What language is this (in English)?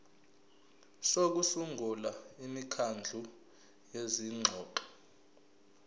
Zulu